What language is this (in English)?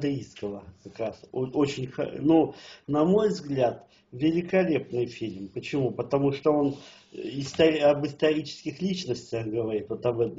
Russian